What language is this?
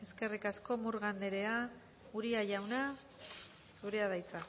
Basque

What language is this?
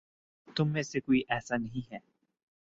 Urdu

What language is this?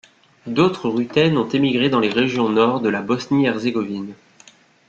French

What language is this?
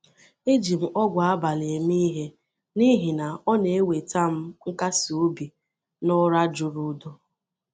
Igbo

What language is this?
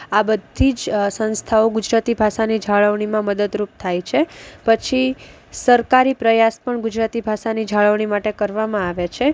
Gujarati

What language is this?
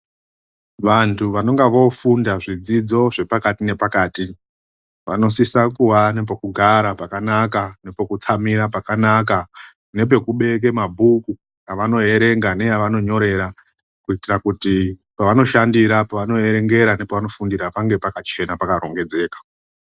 Ndau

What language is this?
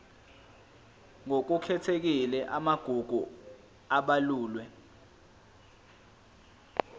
Zulu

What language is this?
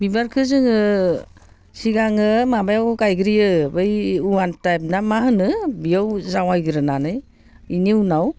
Bodo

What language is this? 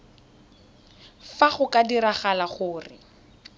Tswana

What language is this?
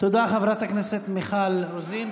Hebrew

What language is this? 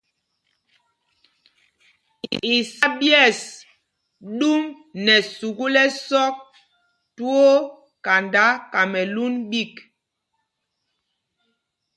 Mpumpong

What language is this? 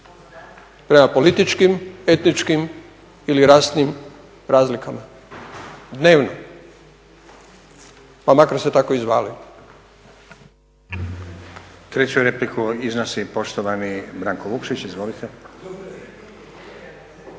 Croatian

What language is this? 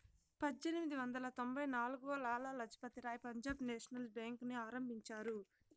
Telugu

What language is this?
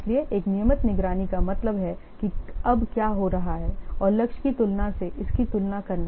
Hindi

